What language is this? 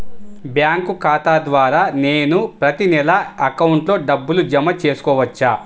Telugu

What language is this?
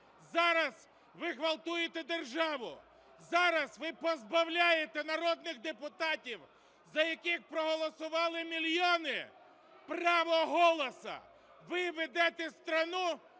Ukrainian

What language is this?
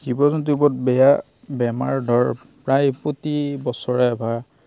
Assamese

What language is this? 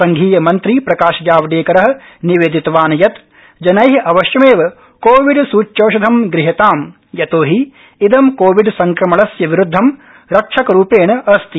Sanskrit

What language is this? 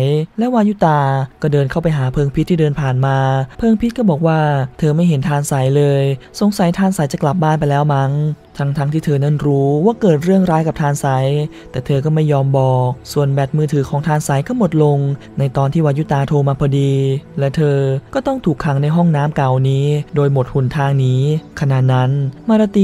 Thai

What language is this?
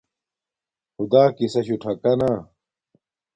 Domaaki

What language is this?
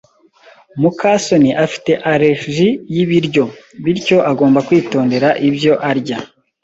Kinyarwanda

